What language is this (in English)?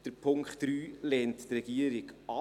Swiss German